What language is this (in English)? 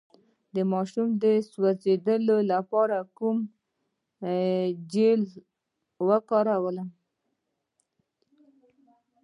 Pashto